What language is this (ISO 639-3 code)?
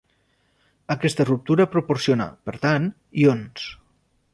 cat